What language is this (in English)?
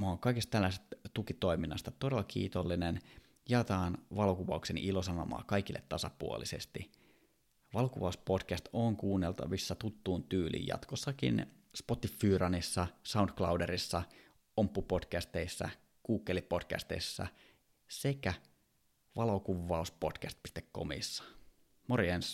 Finnish